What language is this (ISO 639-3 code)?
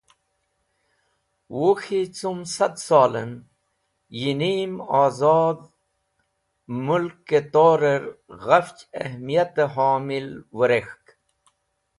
wbl